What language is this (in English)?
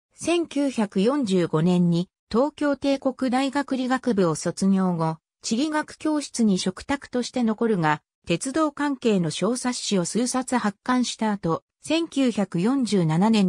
Japanese